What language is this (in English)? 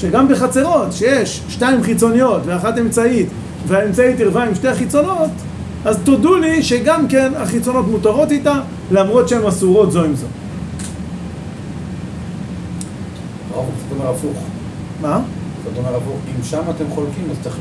Hebrew